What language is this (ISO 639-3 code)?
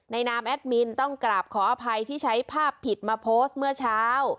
tha